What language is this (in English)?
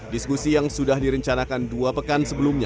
Indonesian